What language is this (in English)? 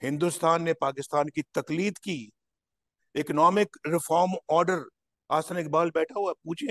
Hindi